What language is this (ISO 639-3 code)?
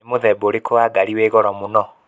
kik